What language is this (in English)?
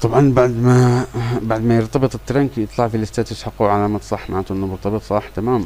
Arabic